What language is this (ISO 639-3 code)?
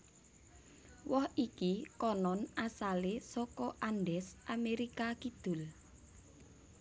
jav